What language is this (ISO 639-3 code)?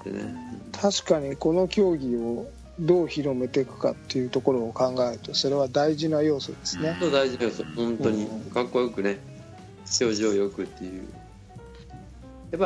jpn